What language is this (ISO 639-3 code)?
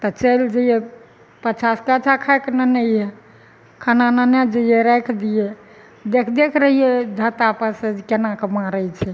mai